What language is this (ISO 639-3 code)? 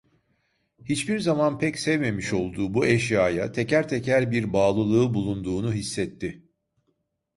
tur